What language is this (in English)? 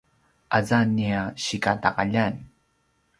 Paiwan